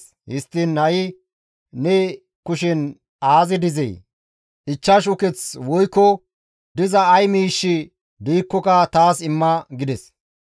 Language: Gamo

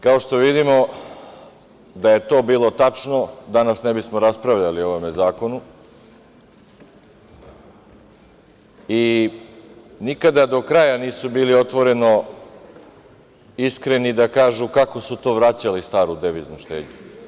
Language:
Serbian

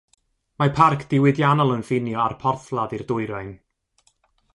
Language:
Welsh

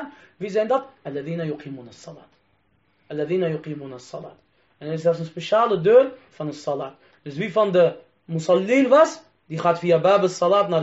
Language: Dutch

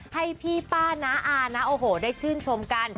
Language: Thai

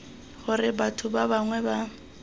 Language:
Tswana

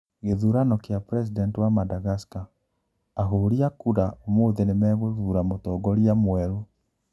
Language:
Kikuyu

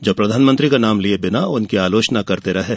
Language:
Hindi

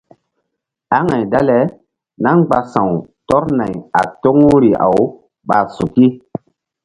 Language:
Mbum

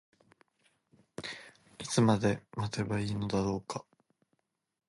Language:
Japanese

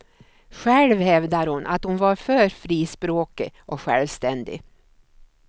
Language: Swedish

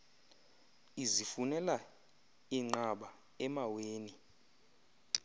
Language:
Xhosa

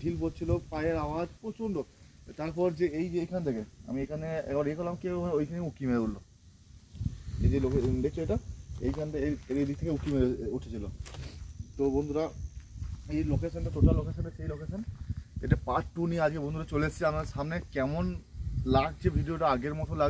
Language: Turkish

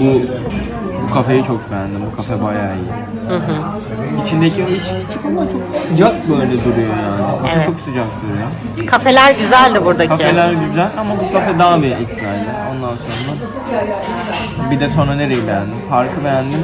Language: Turkish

